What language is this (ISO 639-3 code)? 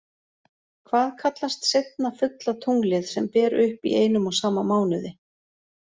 isl